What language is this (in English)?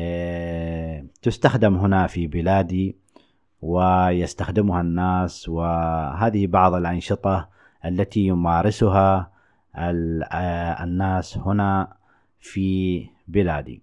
Arabic